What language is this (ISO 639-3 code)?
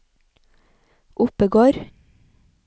nor